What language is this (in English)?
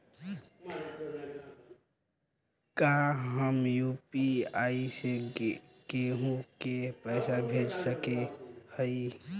Bhojpuri